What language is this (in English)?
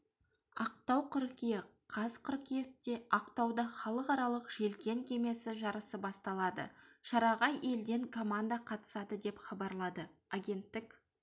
Kazakh